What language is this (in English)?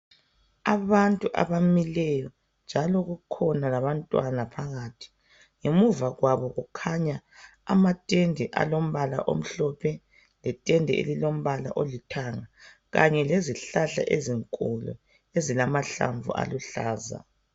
North Ndebele